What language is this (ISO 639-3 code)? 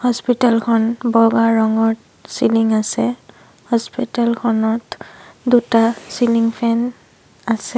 asm